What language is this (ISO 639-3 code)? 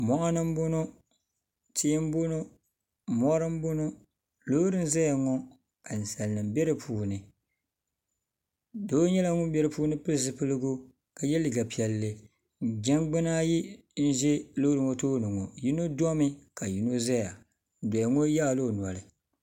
dag